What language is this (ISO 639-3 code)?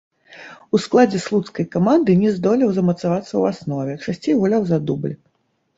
bel